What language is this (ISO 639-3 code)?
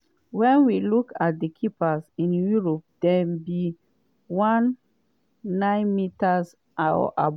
pcm